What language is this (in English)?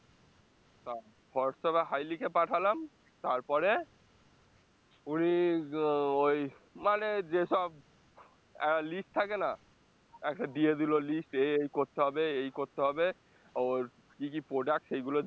Bangla